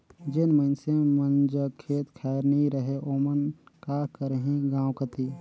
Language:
Chhattisgarhi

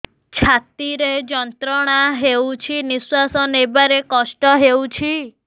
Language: Odia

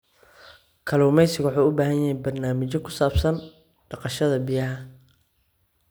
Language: Somali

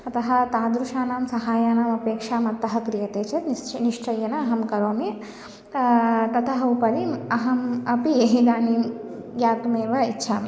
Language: Sanskrit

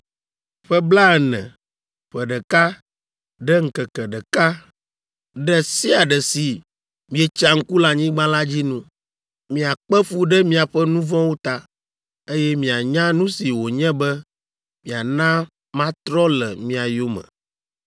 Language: Ewe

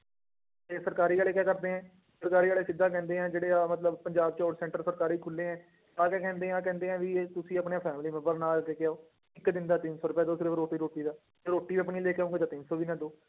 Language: Punjabi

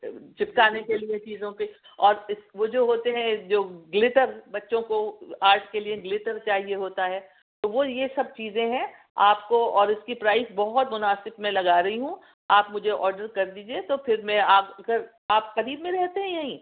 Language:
Urdu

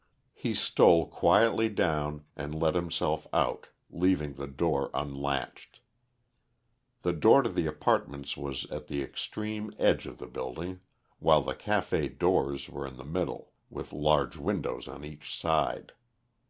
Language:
English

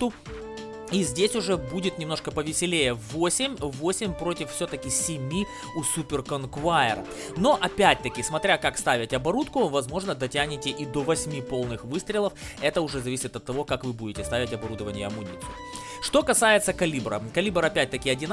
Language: Russian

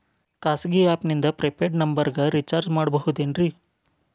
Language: Kannada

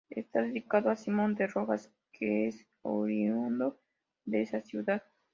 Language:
Spanish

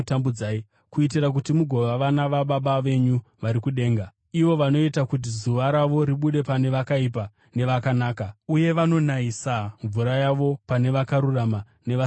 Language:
Shona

